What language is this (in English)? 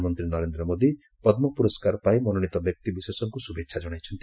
Odia